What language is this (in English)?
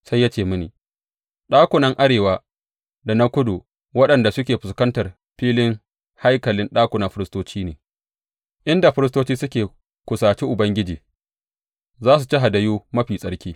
Hausa